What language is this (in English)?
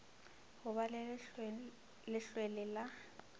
Northern Sotho